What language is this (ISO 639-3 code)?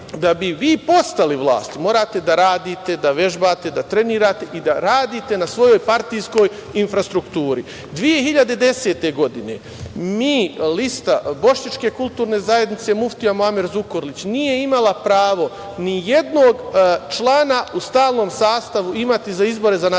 srp